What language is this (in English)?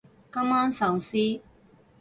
Cantonese